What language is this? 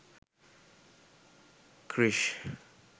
Sinhala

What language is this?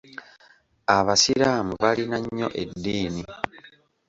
Ganda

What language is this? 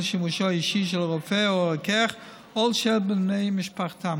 Hebrew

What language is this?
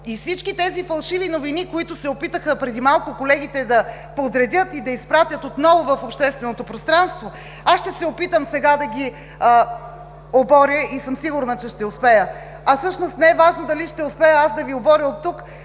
Bulgarian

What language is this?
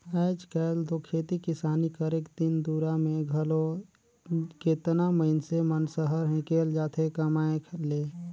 Chhattisgarhi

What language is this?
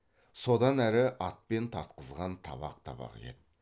Kazakh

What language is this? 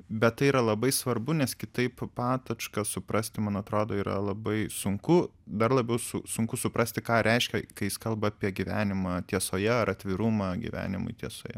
Lithuanian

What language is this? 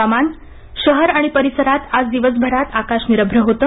Marathi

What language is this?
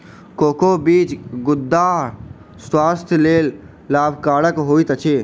Maithili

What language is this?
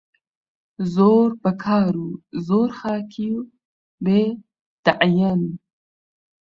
Central Kurdish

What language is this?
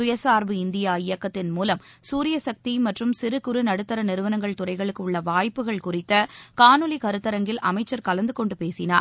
Tamil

